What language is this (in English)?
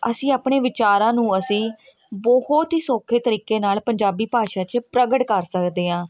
Punjabi